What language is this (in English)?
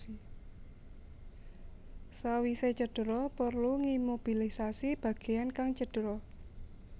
Javanese